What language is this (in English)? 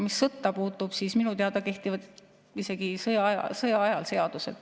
Estonian